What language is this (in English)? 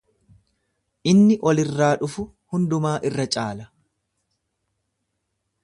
Oromo